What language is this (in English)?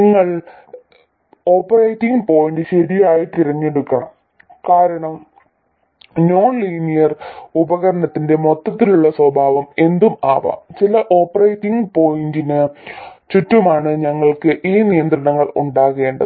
Malayalam